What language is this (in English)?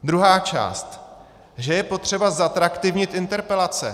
Czech